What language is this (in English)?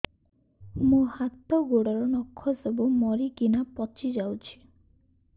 Odia